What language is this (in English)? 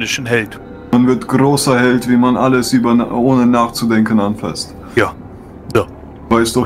German